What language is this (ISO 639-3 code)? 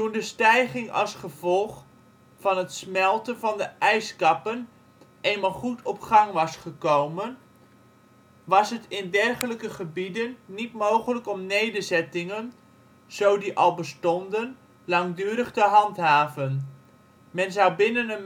nld